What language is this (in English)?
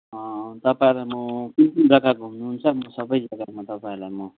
Nepali